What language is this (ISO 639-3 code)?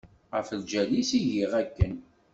kab